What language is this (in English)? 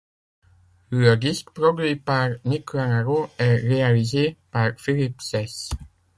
French